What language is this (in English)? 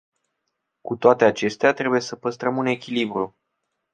Romanian